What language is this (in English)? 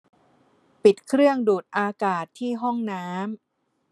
Thai